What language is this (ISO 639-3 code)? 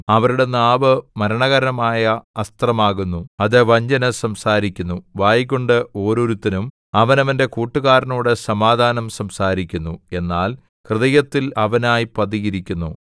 mal